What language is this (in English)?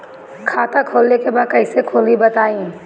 Bhojpuri